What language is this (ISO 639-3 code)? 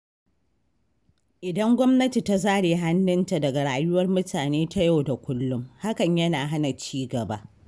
hau